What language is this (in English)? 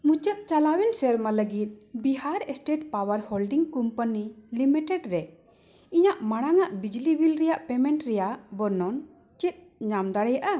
Santali